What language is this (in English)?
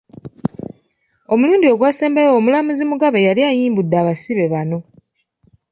Ganda